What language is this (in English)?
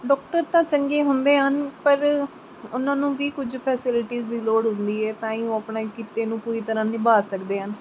Punjabi